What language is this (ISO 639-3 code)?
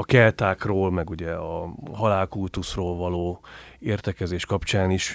hun